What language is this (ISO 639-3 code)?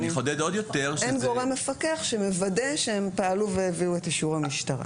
heb